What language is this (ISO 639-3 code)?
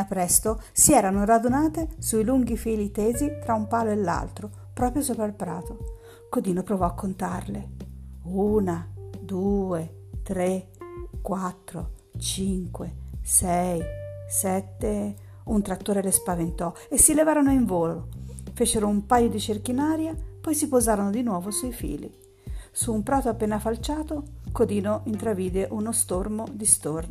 ita